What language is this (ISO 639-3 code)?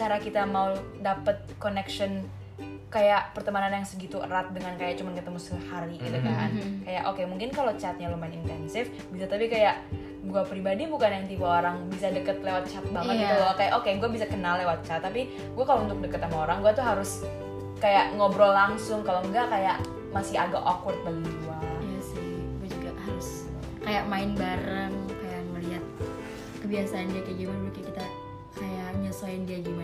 ind